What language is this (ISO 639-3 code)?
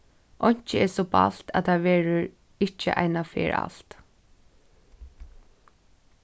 fao